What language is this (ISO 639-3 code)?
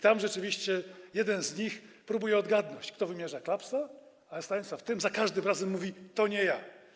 pol